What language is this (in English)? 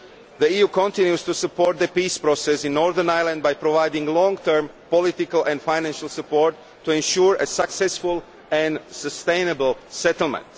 English